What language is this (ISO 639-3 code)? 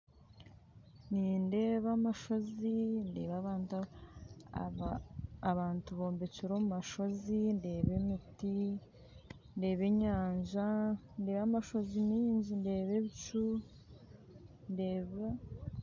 nyn